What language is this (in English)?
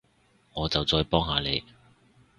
Cantonese